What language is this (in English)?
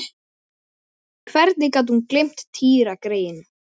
Icelandic